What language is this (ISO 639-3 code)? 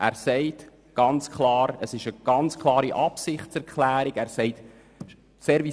gsw